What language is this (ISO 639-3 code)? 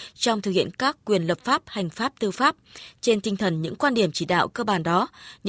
vie